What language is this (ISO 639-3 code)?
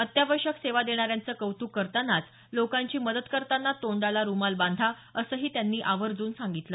mar